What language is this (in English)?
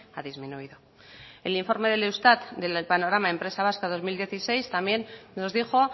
Spanish